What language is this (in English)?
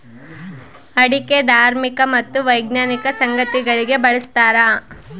Kannada